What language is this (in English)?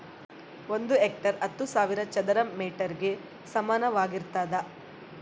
Kannada